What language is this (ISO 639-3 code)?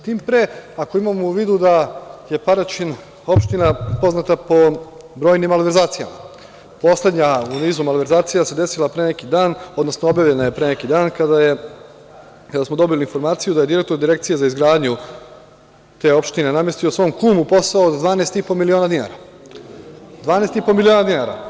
srp